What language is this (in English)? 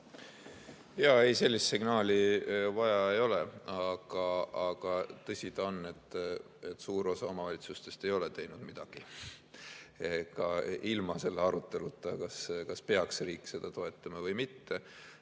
Estonian